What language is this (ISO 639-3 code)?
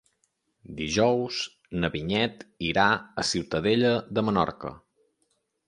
cat